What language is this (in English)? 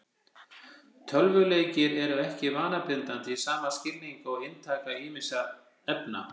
Icelandic